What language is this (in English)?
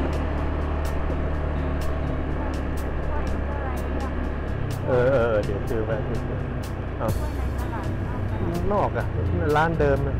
Thai